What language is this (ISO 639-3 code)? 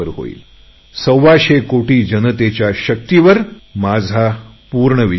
mar